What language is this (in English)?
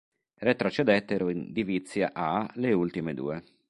Italian